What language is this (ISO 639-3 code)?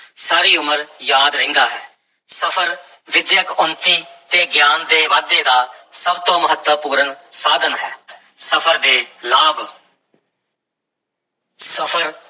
pan